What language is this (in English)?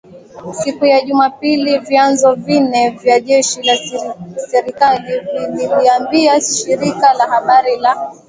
Swahili